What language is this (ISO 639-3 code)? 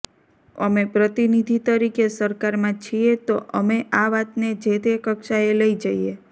guj